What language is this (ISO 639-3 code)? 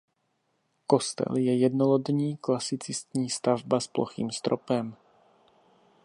ces